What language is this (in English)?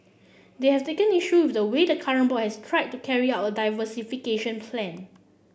English